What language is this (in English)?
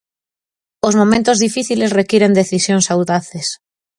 Galician